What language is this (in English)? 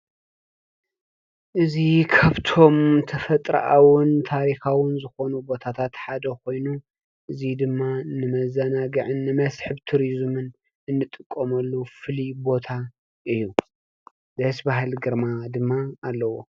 Tigrinya